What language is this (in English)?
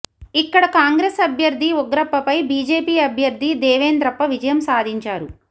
Telugu